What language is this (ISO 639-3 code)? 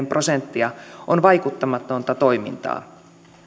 fin